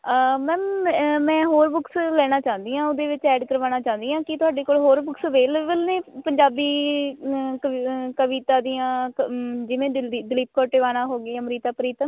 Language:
Punjabi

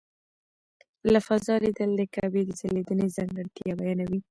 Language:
Pashto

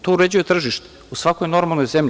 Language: Serbian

